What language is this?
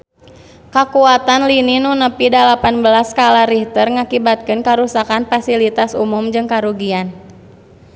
Sundanese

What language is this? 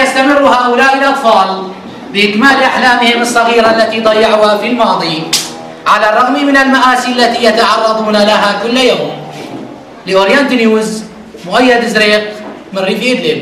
Arabic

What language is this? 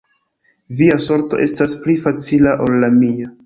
Esperanto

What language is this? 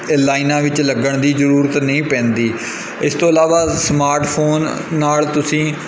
Punjabi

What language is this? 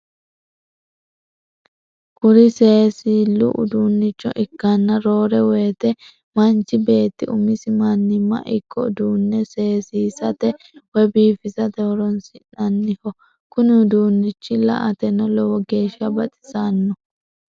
Sidamo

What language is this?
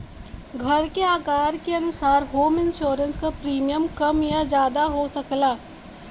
Bhojpuri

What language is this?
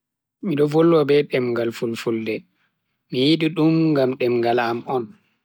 Bagirmi Fulfulde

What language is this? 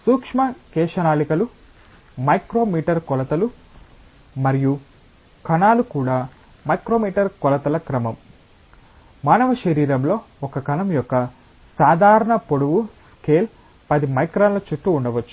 Telugu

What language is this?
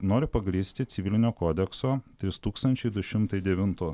Lithuanian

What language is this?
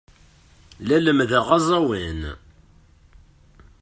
Kabyle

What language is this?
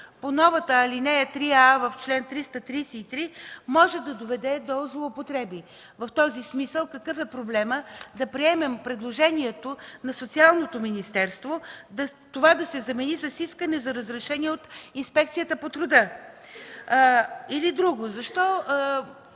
Bulgarian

